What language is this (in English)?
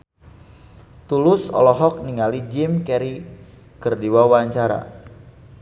Sundanese